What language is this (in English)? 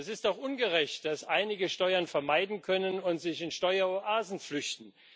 German